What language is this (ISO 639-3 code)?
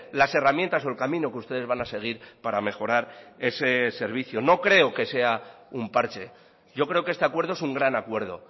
spa